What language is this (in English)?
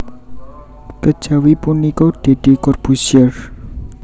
Javanese